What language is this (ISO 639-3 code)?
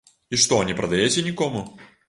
bel